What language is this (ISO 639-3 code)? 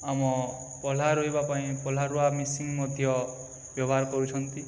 ori